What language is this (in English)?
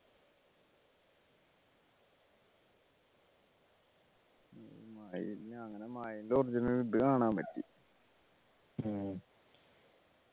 Malayalam